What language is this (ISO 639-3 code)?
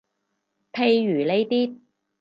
yue